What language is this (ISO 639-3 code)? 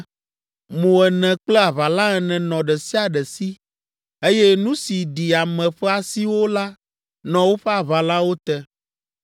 ewe